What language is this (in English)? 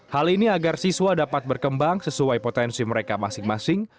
Indonesian